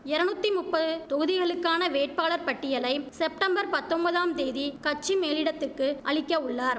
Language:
Tamil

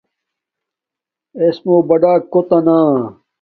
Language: Domaaki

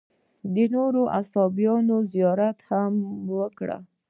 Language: Pashto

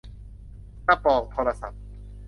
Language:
Thai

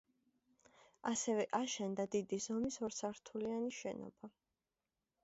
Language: Georgian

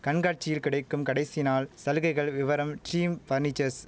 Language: Tamil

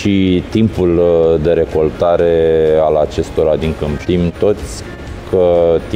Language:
Romanian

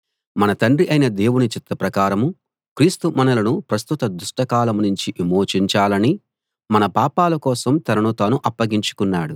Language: Telugu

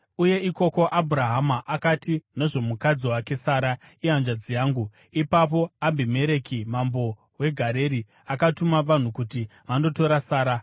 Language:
Shona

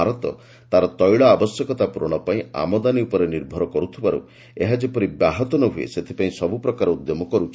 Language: Odia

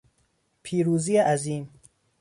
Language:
Persian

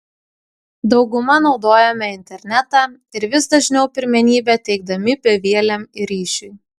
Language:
Lithuanian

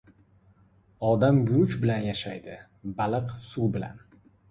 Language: Uzbek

